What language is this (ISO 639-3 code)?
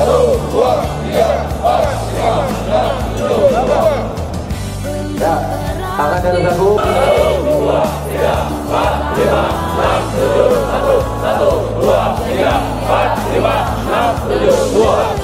ind